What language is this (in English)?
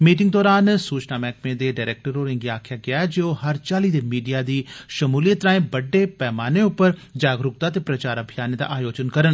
Dogri